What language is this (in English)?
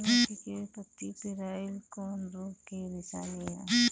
Bhojpuri